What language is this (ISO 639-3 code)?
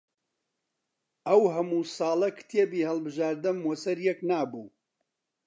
ckb